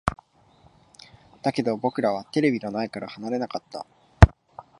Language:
Japanese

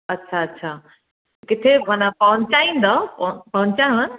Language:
Sindhi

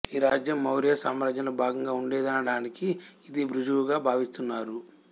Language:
Telugu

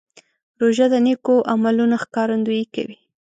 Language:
Pashto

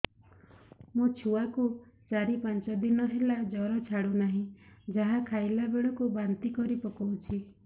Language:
Odia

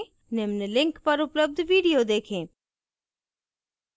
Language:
Hindi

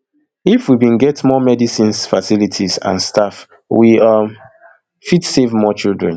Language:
Nigerian Pidgin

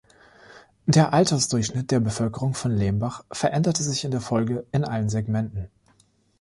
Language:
German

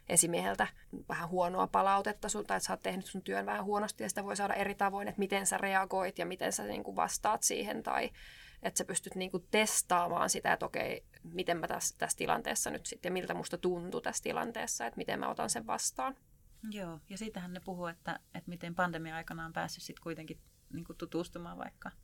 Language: Finnish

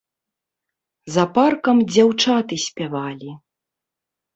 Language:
Belarusian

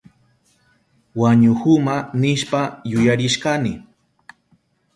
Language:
Southern Pastaza Quechua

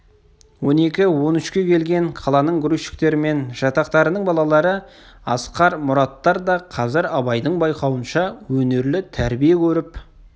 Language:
Kazakh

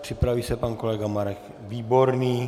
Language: Czech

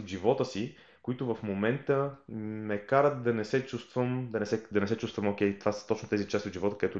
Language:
Bulgarian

